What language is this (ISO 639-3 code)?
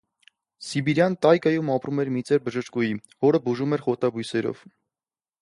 hye